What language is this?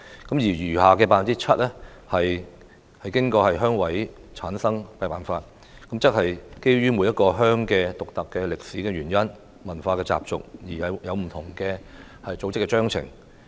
Cantonese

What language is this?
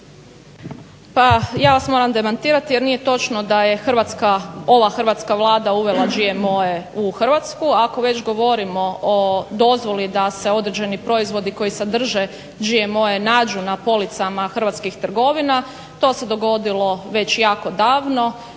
Croatian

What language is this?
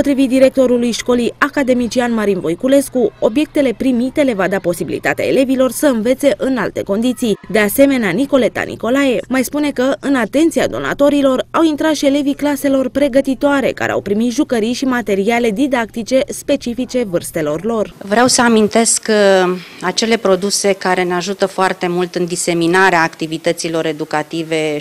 Romanian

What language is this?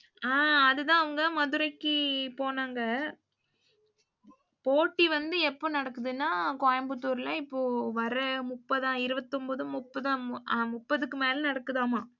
Tamil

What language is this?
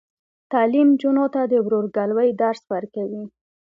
Pashto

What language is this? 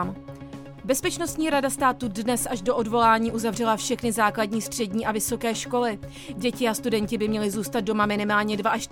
Czech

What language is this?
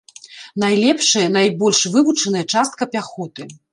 Belarusian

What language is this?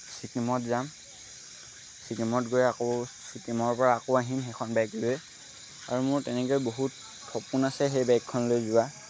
Assamese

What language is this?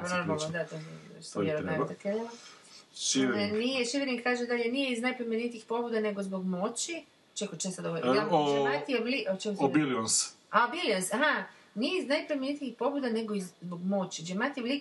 Croatian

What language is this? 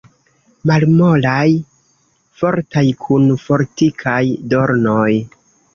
Esperanto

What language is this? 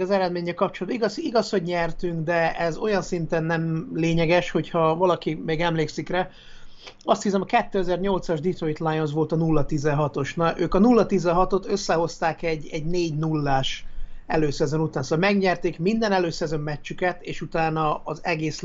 Hungarian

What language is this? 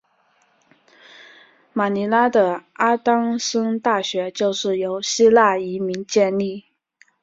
Chinese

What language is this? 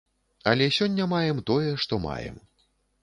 Belarusian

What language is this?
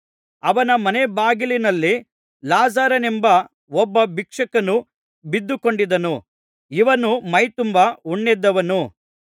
Kannada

